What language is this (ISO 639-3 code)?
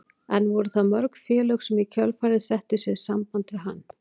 isl